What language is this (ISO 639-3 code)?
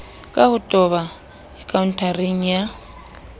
sot